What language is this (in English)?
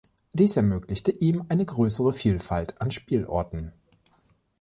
German